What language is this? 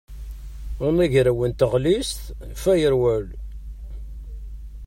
Kabyle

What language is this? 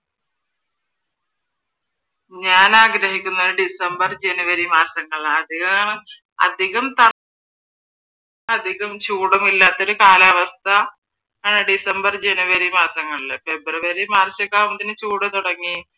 Malayalam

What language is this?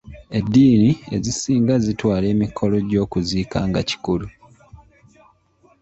Ganda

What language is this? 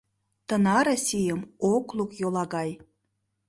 Mari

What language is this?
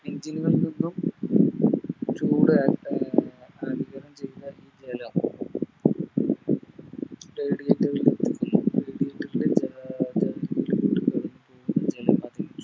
Malayalam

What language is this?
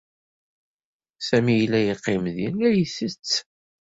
Kabyle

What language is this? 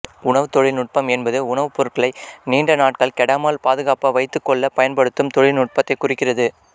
Tamil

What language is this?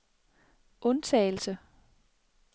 Danish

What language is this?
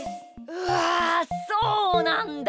Japanese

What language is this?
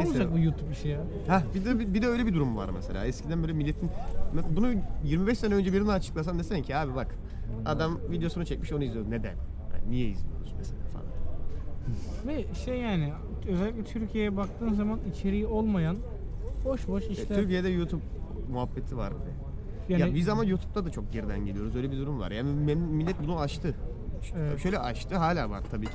Turkish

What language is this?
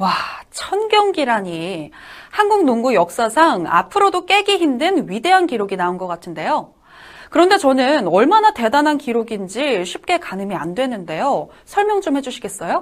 Korean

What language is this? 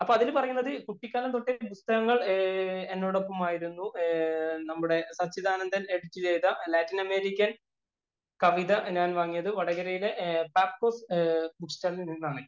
Malayalam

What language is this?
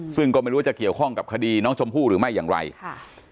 Thai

